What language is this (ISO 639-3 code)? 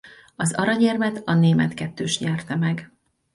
hun